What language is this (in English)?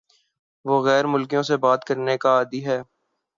Urdu